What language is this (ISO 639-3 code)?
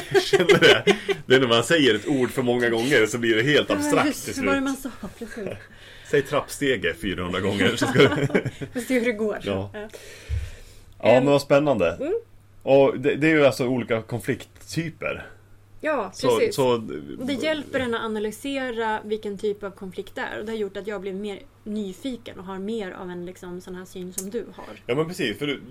swe